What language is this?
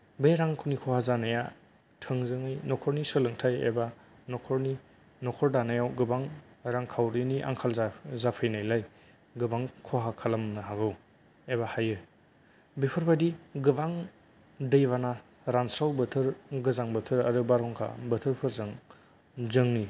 Bodo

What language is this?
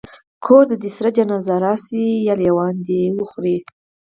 Pashto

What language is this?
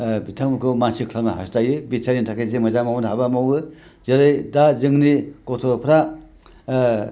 Bodo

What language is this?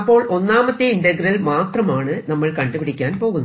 Malayalam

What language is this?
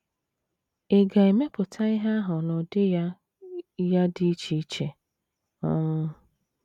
Igbo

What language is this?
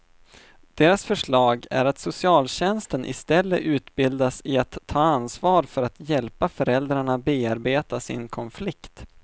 Swedish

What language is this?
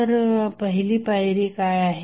Marathi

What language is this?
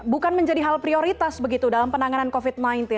Indonesian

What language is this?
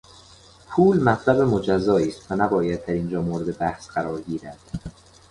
Persian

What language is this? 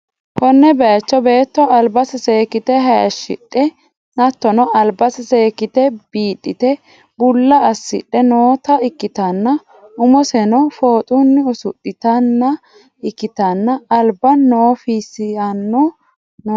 Sidamo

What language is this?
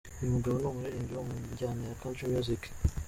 Kinyarwanda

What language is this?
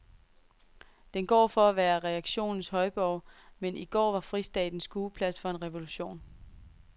Danish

